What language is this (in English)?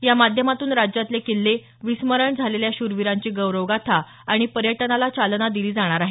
Marathi